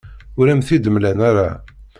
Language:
Kabyle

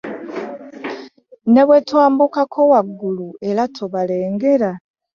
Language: Ganda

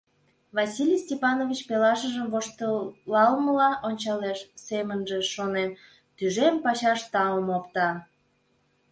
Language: Mari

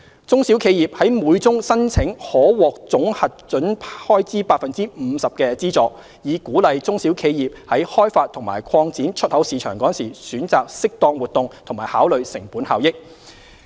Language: Cantonese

